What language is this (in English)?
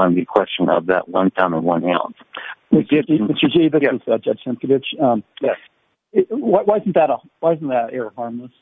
English